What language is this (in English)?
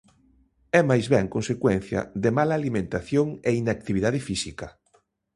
Galician